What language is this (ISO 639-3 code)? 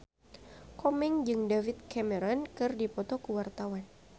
sun